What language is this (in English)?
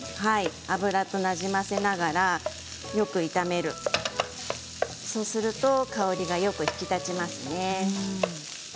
Japanese